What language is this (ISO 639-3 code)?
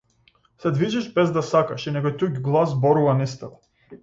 mkd